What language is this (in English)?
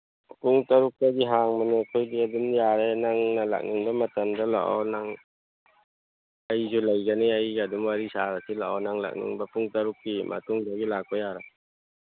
Manipuri